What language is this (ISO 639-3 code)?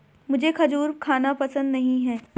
hin